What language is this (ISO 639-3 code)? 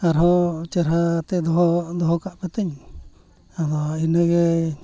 sat